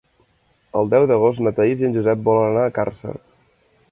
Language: Catalan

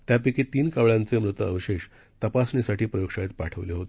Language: Marathi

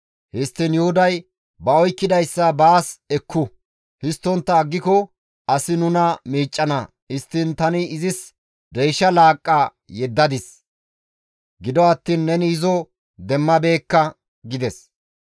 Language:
Gamo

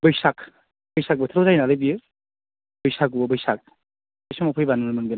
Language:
Bodo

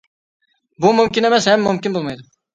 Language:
Uyghur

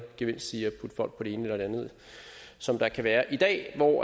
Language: Danish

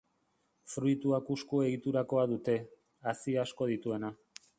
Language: Basque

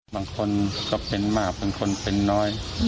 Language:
Thai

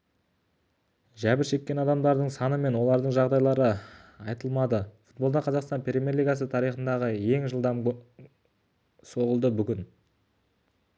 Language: Kazakh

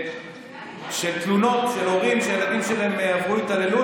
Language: Hebrew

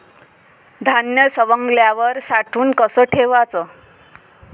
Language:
Marathi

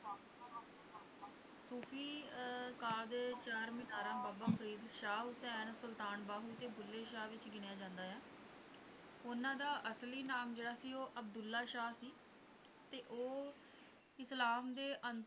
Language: Punjabi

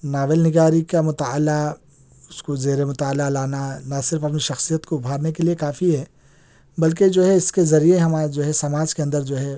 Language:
Urdu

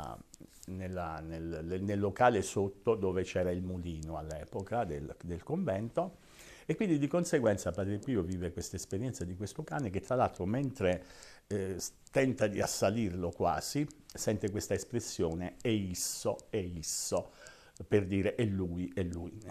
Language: Italian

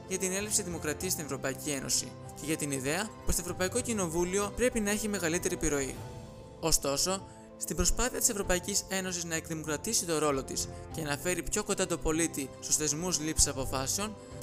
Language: Greek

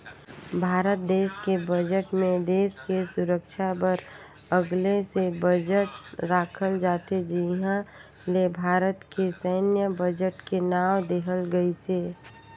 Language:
Chhattisgarhi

